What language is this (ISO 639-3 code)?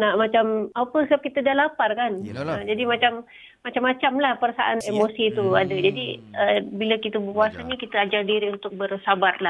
msa